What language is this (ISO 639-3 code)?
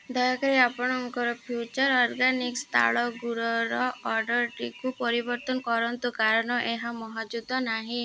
ori